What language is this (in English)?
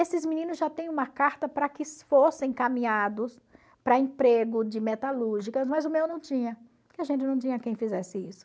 Portuguese